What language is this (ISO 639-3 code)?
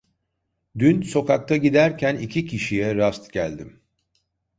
tur